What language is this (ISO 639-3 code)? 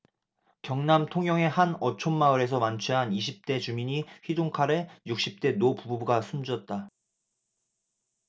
kor